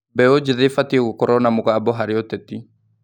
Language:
Kikuyu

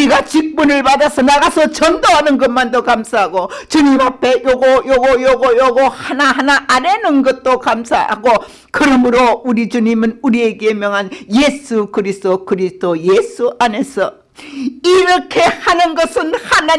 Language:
Korean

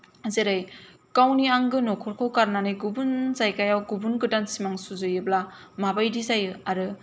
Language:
Bodo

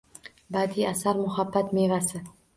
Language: Uzbek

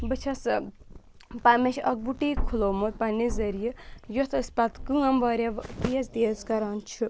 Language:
Kashmiri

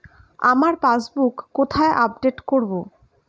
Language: Bangla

